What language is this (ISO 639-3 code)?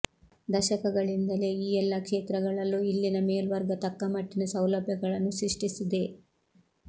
kan